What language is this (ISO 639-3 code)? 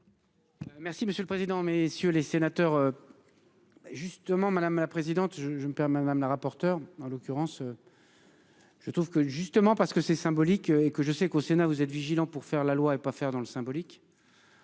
fra